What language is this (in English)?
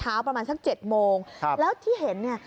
Thai